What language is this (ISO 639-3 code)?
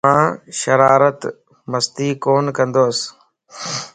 lss